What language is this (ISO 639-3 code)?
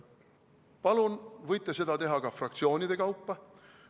est